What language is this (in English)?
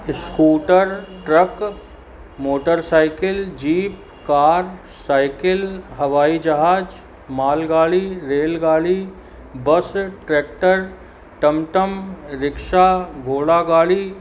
Sindhi